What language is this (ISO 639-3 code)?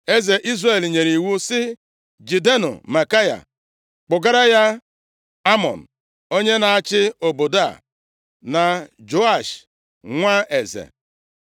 ibo